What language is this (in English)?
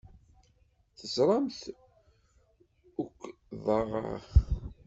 Kabyle